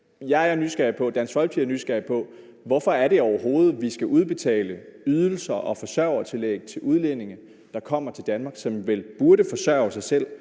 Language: Danish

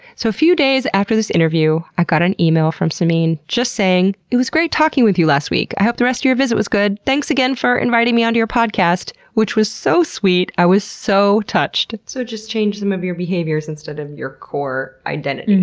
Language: English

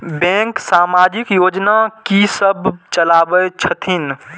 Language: Maithili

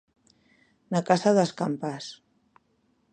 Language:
Galician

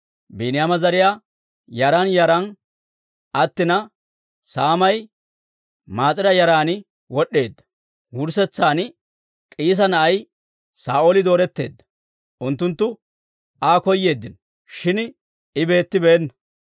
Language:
Dawro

